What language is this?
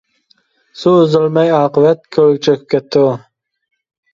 Uyghur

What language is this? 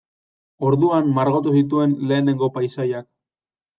Basque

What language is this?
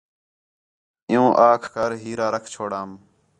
Khetrani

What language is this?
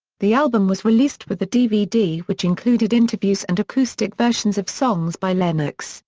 English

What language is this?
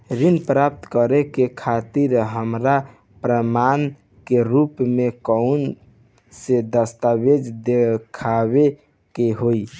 Bhojpuri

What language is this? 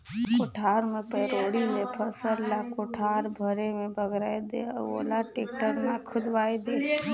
Chhattisgarhi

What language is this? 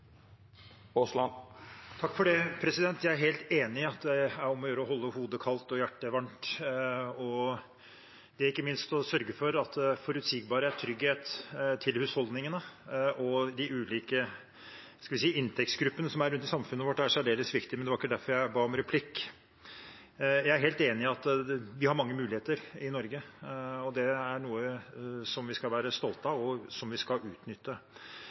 Norwegian Bokmål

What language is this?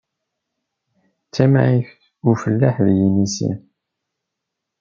Kabyle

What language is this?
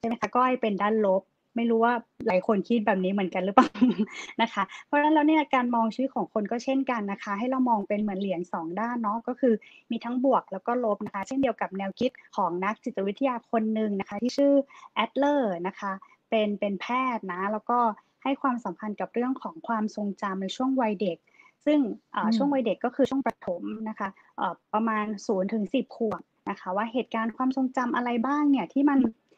Thai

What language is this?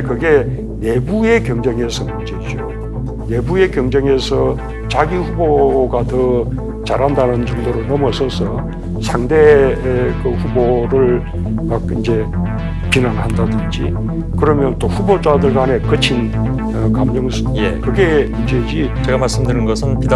Korean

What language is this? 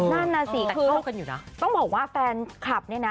Thai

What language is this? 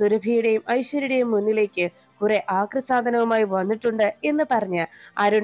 Malayalam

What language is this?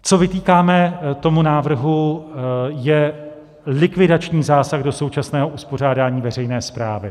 Czech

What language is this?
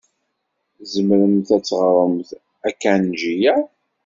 Kabyle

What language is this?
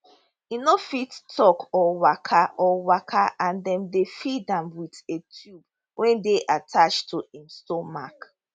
Nigerian Pidgin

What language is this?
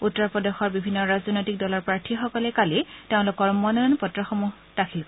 Assamese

